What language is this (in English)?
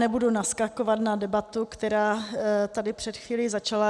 Czech